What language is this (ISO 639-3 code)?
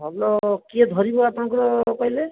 ori